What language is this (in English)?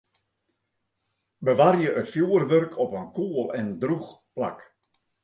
Western Frisian